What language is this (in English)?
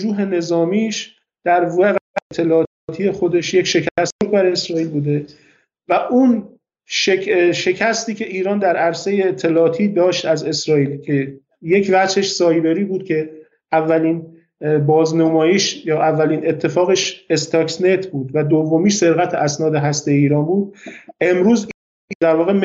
Persian